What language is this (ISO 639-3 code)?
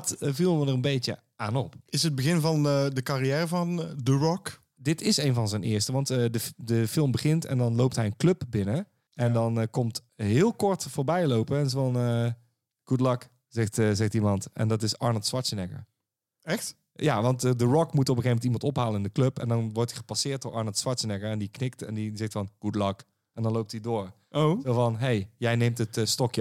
nld